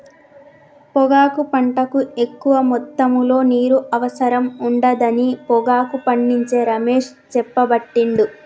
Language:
Telugu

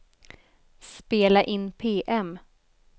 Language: Swedish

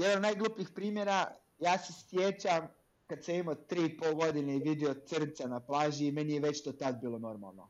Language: Croatian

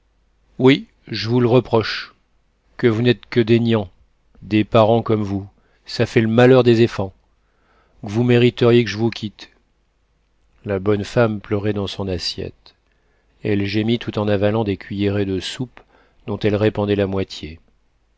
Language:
French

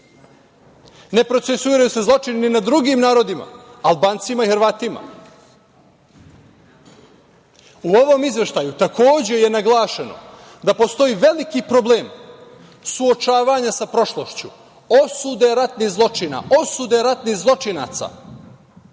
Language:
Serbian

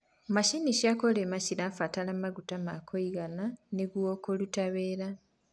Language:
Kikuyu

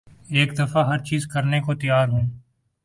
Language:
Urdu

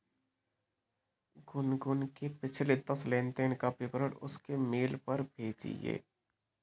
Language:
Hindi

